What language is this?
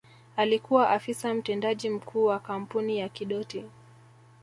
Swahili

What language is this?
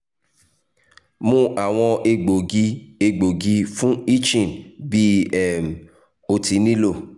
Yoruba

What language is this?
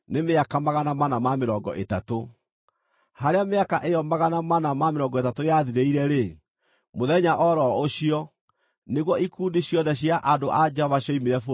Kikuyu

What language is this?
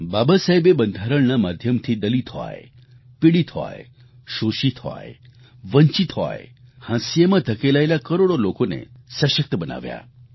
Gujarati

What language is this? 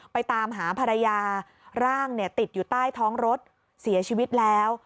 Thai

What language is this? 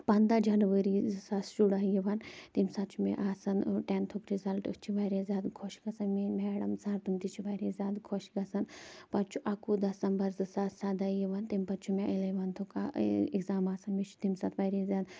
Kashmiri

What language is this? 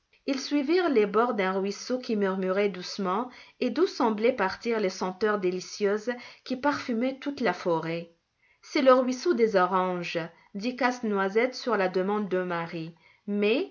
French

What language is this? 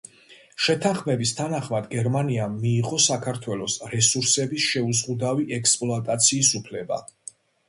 Georgian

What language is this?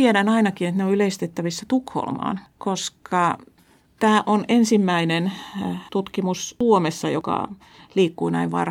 Finnish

